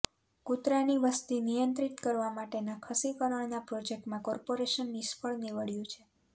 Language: Gujarati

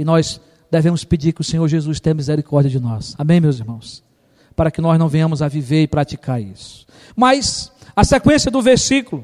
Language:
Portuguese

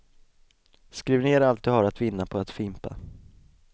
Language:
Swedish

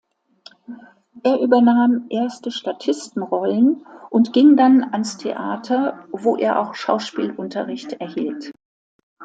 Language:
German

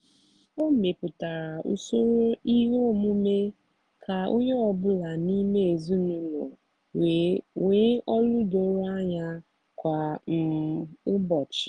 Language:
Igbo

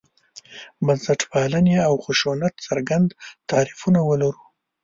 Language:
Pashto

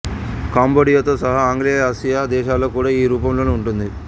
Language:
Telugu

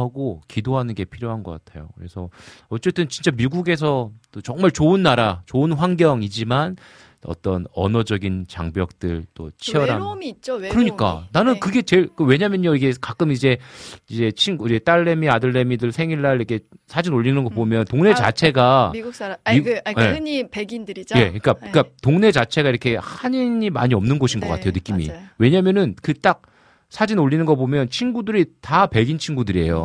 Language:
Korean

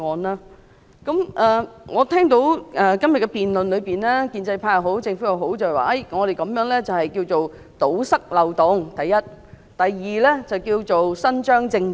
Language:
Cantonese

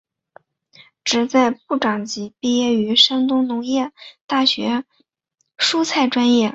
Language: Chinese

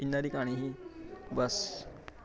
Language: Dogri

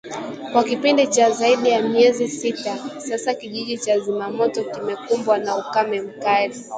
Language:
Swahili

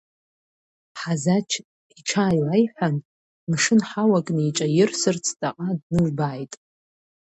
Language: Abkhazian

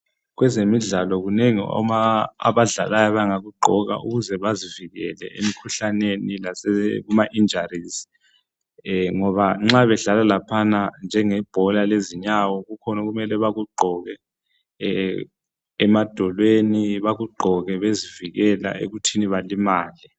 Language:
North Ndebele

